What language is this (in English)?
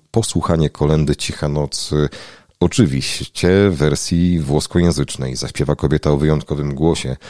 Polish